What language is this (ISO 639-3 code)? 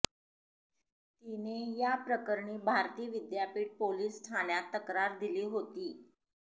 mar